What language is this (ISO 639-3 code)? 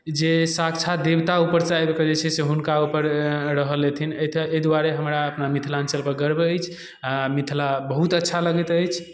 mai